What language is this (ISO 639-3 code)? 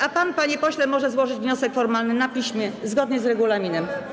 pol